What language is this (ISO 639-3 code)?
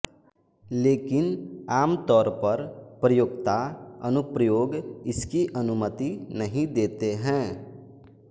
hin